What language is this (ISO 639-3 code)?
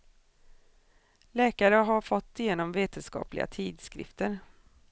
swe